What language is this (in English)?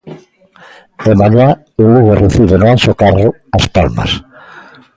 Galician